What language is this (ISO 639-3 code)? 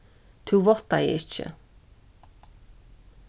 fao